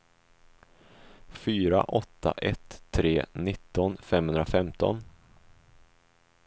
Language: Swedish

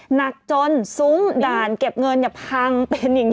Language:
Thai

